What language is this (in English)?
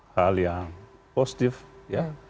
Indonesian